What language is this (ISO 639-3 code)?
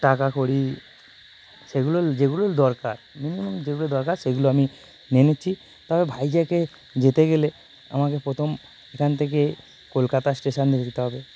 ben